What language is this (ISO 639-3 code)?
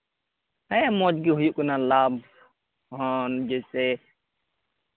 sat